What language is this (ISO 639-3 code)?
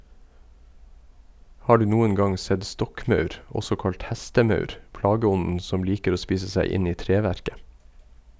nor